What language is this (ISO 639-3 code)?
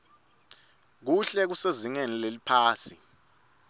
ssw